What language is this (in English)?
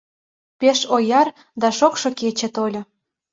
Mari